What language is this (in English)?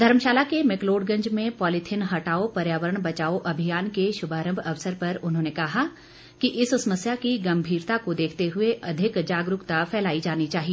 Hindi